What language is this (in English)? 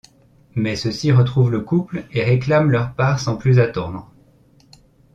French